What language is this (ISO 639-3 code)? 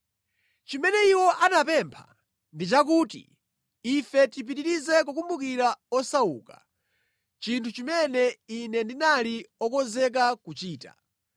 nya